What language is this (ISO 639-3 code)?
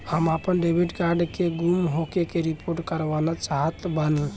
bho